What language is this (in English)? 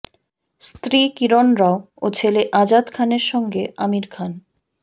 Bangla